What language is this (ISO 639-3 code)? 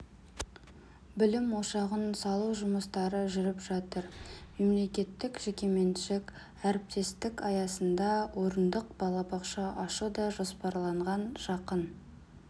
kaz